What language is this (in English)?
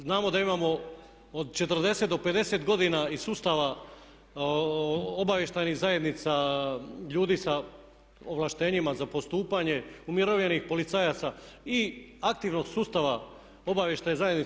Croatian